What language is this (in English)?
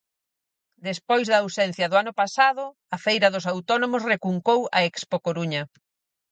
Galician